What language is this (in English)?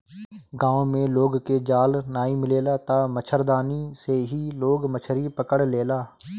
Bhojpuri